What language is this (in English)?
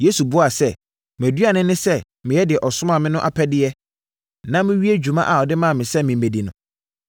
Akan